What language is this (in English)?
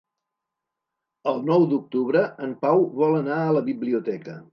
Catalan